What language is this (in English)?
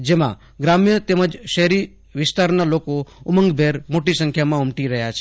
Gujarati